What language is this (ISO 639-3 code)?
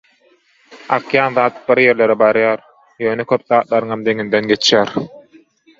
tuk